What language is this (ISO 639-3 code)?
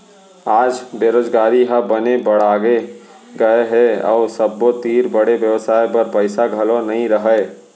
hne